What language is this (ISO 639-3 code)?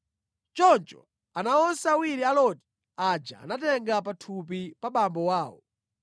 nya